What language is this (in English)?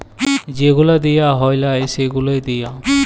Bangla